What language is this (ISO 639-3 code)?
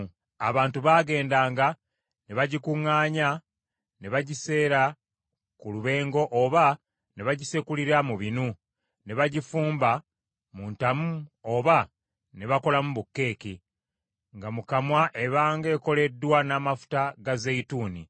lug